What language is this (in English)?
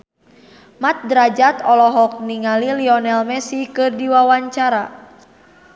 Sundanese